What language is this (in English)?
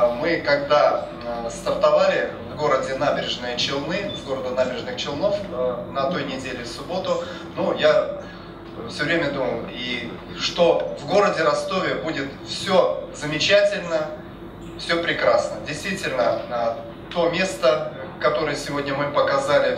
Russian